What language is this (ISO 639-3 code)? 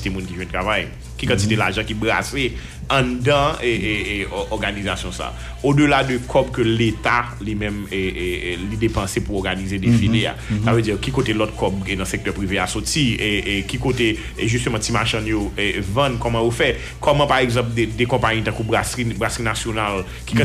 fra